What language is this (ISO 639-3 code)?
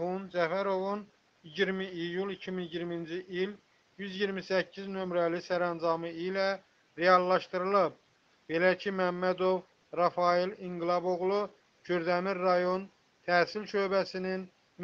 tur